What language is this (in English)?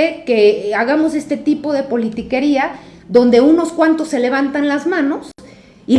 Spanish